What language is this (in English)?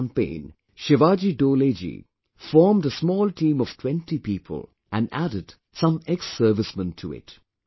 English